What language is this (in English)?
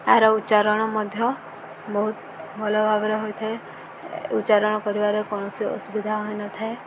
Odia